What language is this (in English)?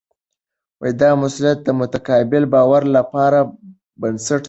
Pashto